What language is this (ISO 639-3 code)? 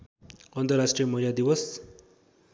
nep